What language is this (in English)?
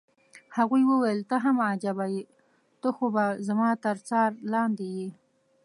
Pashto